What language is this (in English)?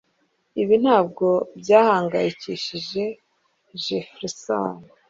Kinyarwanda